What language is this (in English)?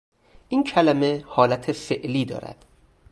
Persian